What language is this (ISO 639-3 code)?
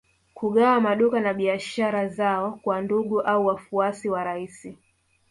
swa